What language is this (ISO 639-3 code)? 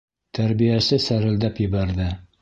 bak